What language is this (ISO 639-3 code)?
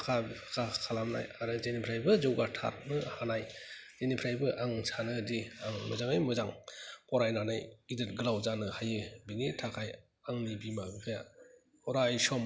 brx